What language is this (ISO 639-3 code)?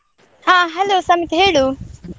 kan